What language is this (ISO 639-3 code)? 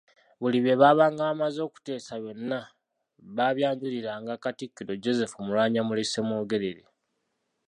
lug